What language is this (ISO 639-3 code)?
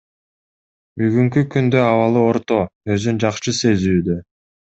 kir